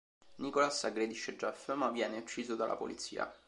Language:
Italian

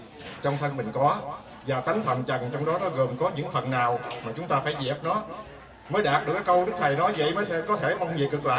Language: Vietnamese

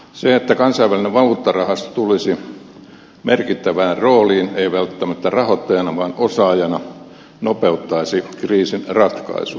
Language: Finnish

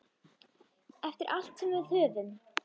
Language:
Icelandic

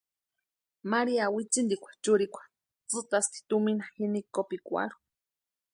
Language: Western Highland Purepecha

